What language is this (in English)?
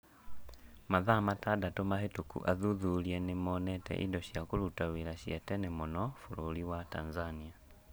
Kikuyu